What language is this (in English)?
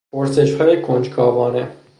Persian